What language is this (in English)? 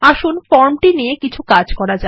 Bangla